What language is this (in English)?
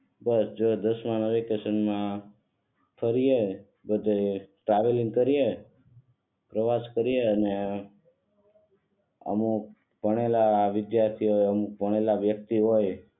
Gujarati